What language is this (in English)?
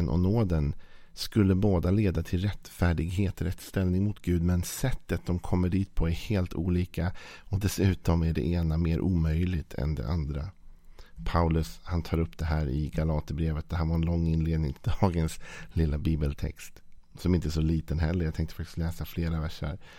Swedish